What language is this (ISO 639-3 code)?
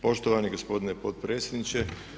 hrv